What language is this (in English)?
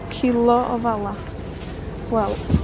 Welsh